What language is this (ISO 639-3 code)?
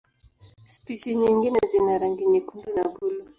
swa